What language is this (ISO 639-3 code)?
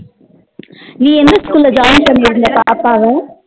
tam